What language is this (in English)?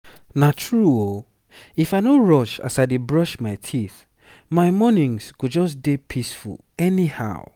Nigerian Pidgin